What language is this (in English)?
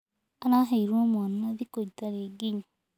Kikuyu